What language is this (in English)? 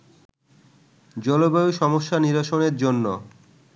Bangla